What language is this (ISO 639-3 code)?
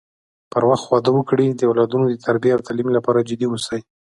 pus